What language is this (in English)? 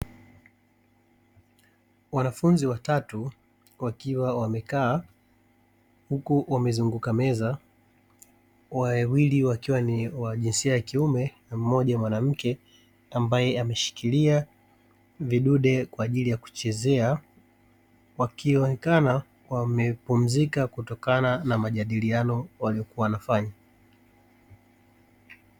Swahili